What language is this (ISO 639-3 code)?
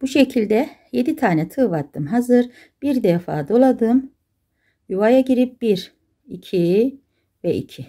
tur